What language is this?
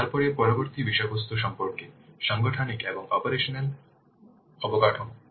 Bangla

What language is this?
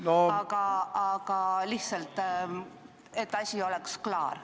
Estonian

